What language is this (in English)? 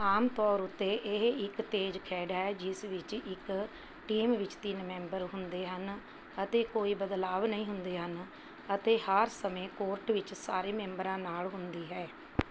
Punjabi